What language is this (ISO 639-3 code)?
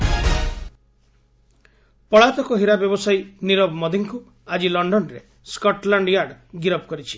ori